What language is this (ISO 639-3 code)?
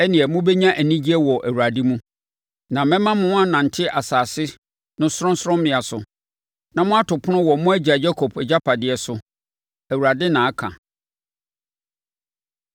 aka